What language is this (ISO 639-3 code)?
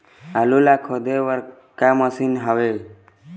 hne